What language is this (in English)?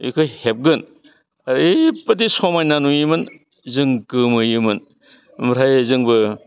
Bodo